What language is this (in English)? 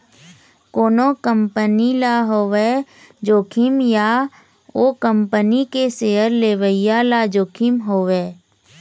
Chhattisgarhi